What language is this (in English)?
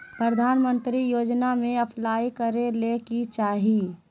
Magahi